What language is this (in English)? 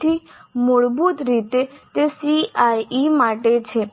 Gujarati